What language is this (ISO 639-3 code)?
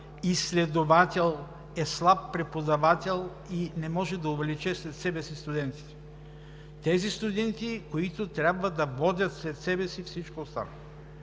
bul